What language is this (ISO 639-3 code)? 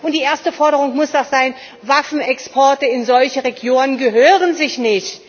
deu